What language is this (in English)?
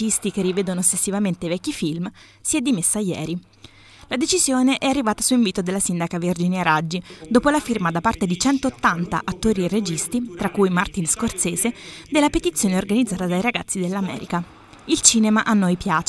Italian